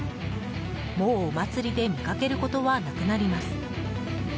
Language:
Japanese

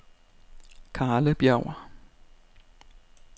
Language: Danish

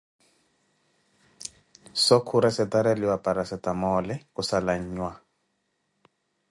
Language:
Koti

